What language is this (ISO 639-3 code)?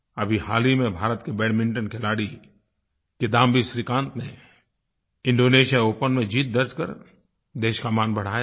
hin